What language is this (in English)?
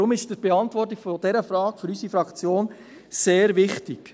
Swiss German